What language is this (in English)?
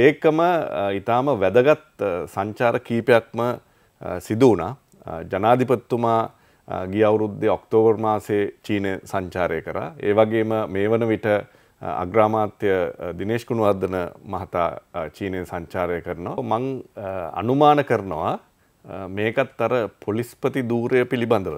Turkish